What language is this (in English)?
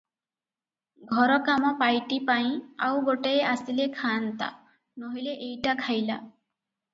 Odia